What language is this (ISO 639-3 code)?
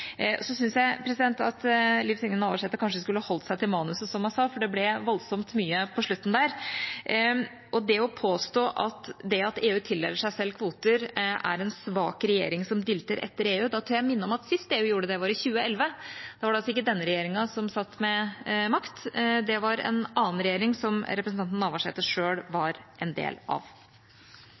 nob